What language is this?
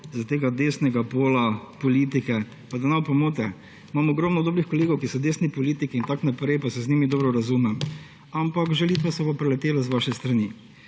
Slovenian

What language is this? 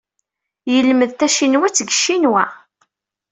Kabyle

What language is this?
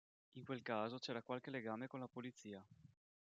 Italian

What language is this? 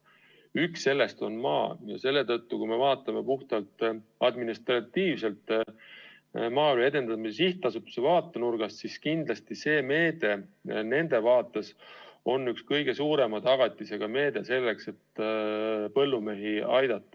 Estonian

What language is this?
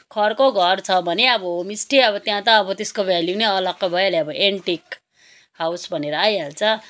Nepali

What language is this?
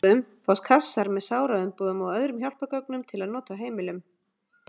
Icelandic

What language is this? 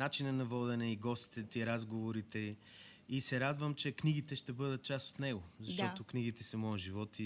Bulgarian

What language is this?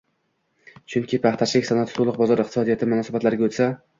Uzbek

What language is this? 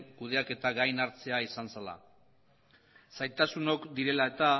Basque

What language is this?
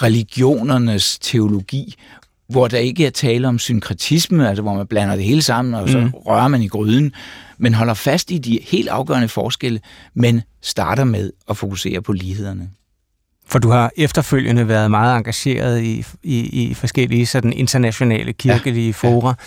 Danish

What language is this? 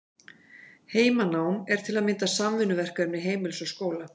Icelandic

